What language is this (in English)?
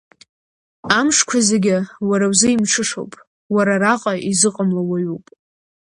Abkhazian